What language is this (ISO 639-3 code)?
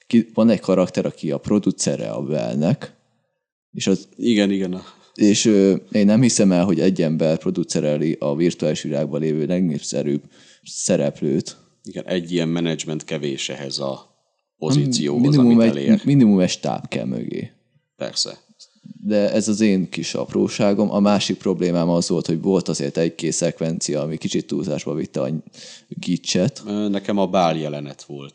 hun